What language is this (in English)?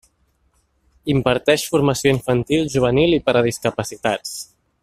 Catalan